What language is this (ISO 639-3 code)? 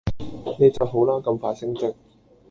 yue